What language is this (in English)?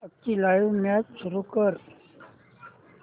Marathi